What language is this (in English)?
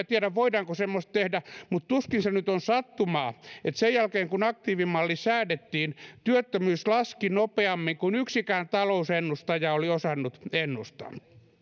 Finnish